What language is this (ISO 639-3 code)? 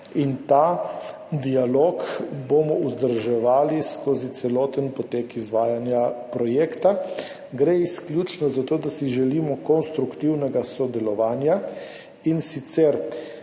slv